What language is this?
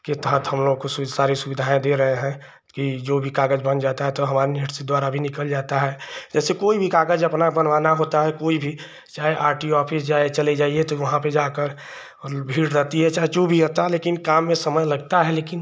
Hindi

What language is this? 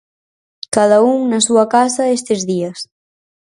Galician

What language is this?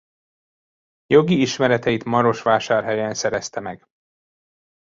Hungarian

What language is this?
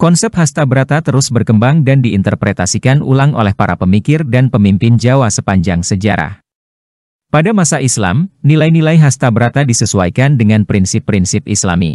Indonesian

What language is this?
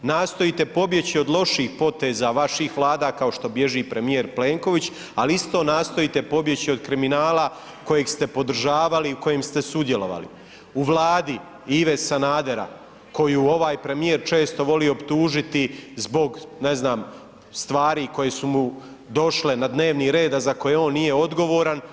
Croatian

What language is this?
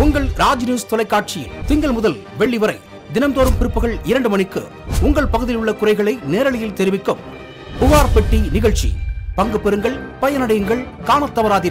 Tamil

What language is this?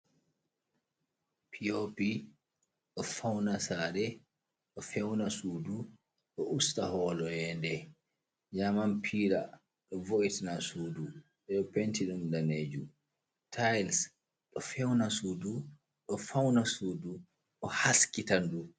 Fula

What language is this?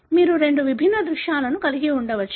Telugu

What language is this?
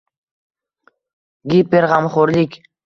Uzbek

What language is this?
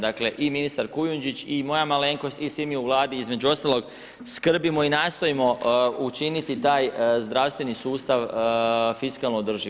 Croatian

